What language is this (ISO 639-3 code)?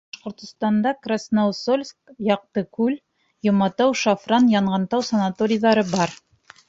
bak